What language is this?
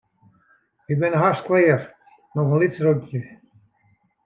Western Frisian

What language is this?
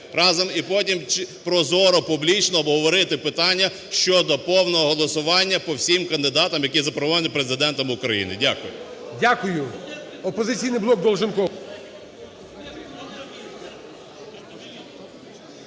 Ukrainian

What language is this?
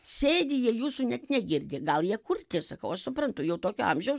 Lithuanian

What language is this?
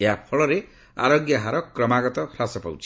Odia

